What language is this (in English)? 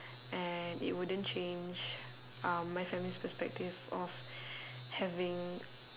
English